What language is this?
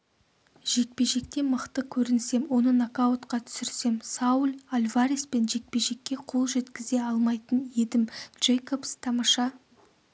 Kazakh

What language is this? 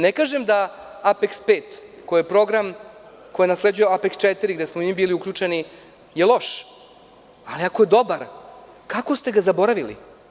Serbian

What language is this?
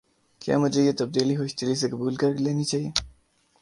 Urdu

